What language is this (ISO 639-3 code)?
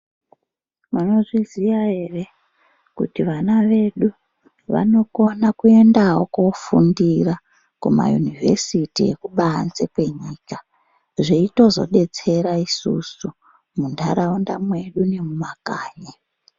ndc